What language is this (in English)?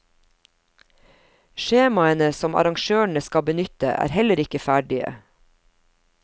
Norwegian